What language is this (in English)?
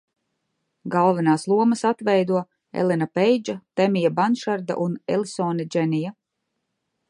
Latvian